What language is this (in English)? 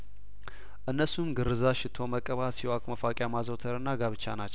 Amharic